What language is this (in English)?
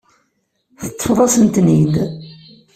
Kabyle